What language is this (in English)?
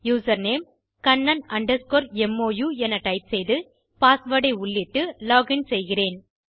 Tamil